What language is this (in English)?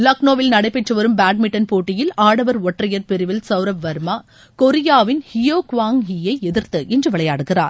Tamil